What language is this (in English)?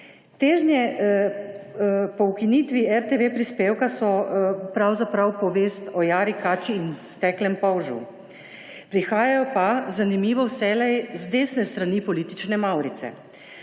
Slovenian